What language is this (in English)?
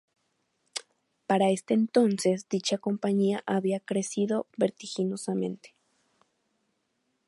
Spanish